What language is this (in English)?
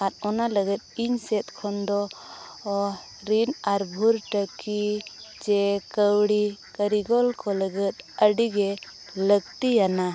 Santali